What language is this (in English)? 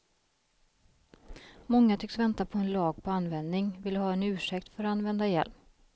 Swedish